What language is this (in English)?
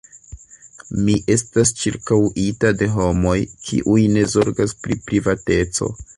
Esperanto